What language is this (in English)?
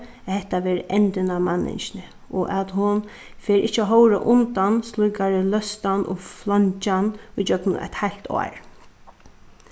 Faroese